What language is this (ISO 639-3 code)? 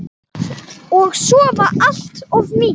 isl